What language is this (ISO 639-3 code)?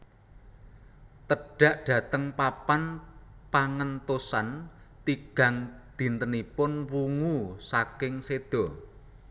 jav